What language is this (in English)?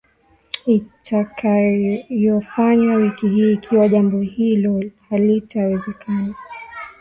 Swahili